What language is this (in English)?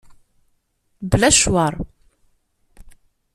Kabyle